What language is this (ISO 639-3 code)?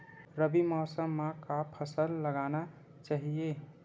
hne